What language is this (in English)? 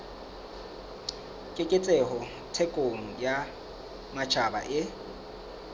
Southern Sotho